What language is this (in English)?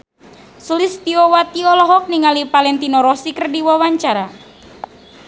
Sundanese